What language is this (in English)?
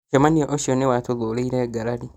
Kikuyu